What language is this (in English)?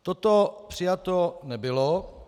Czech